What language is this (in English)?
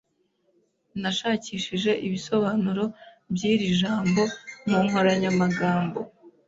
Kinyarwanda